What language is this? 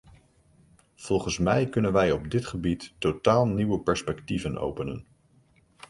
Dutch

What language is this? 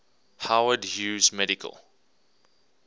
English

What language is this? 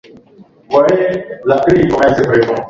Swahili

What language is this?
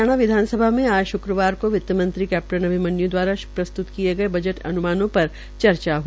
Hindi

